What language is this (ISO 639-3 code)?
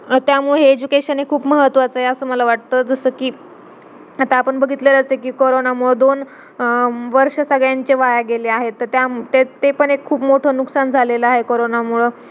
mar